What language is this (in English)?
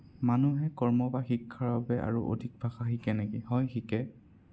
Assamese